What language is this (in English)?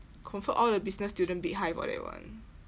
English